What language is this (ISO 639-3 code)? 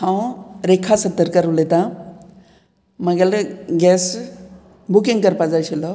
kok